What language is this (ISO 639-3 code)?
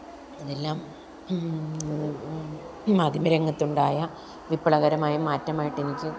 mal